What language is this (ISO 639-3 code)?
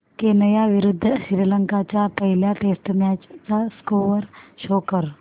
mar